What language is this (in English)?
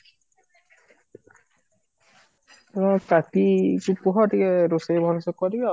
Odia